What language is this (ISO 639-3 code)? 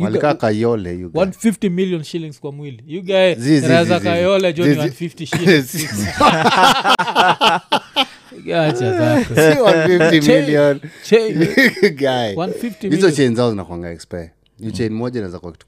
swa